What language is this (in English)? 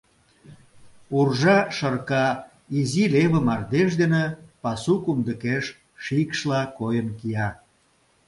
Mari